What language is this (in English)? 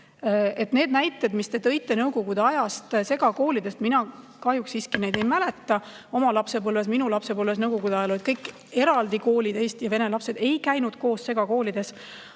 Estonian